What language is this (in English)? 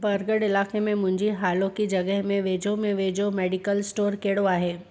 Sindhi